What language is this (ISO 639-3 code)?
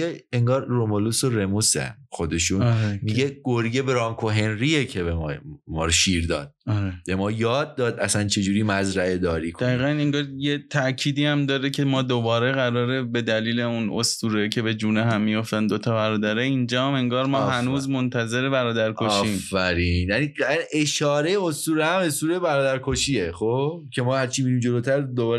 fas